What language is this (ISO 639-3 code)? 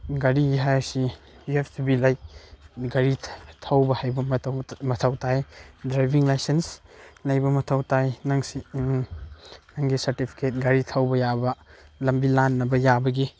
mni